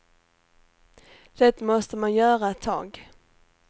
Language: Swedish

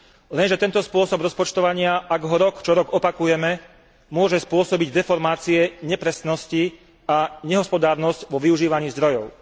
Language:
Slovak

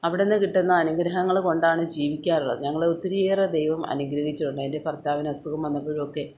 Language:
Malayalam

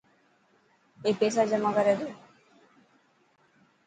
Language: Dhatki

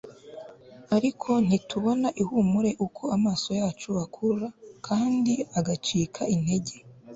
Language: Kinyarwanda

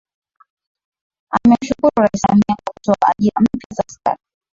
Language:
Swahili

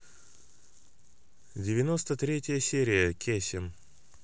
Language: Russian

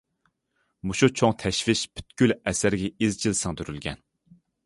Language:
Uyghur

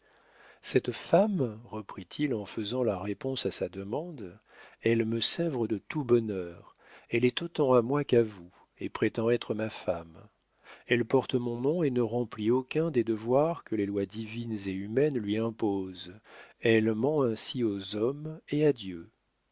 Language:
French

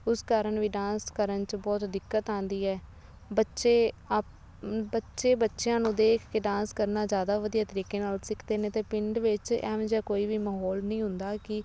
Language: Punjabi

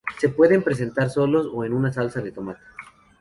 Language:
Spanish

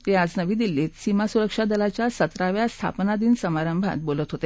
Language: Marathi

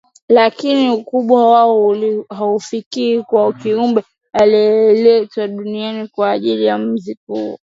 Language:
Swahili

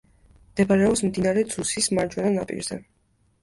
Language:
Georgian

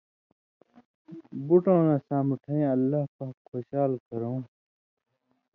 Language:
Indus Kohistani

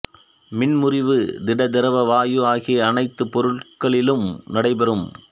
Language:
Tamil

